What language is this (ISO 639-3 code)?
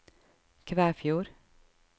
nor